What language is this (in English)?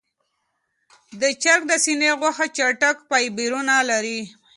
Pashto